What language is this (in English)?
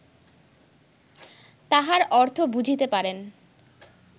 Bangla